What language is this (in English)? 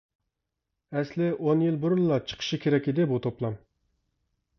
Uyghur